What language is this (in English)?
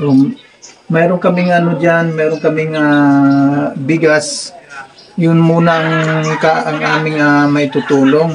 Filipino